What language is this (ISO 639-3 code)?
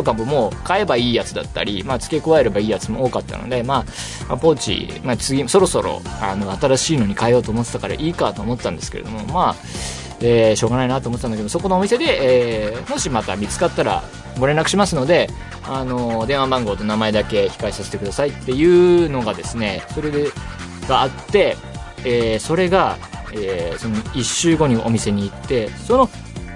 jpn